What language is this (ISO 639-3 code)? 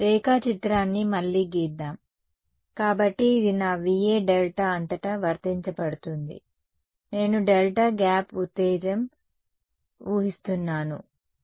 tel